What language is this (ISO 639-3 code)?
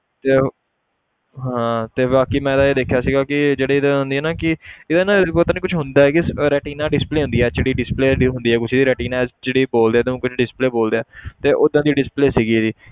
pan